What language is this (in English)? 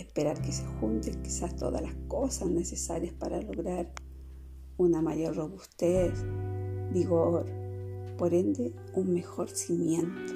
Spanish